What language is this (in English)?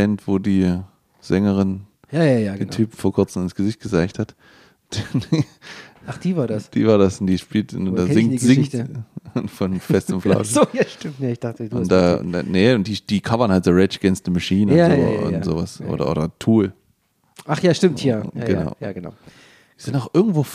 German